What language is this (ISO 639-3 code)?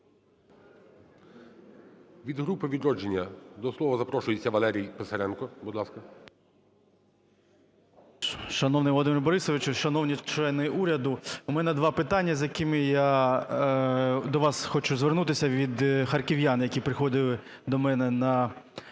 ukr